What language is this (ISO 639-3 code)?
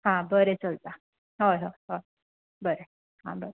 kok